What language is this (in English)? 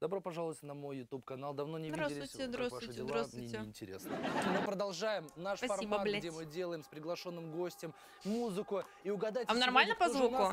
Russian